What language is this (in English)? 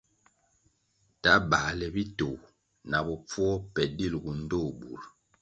Kwasio